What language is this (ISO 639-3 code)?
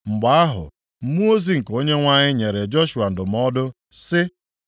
ibo